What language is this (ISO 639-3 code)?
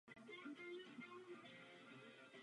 ces